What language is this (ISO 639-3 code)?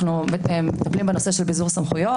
heb